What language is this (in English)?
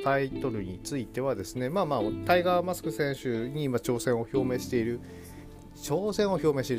Japanese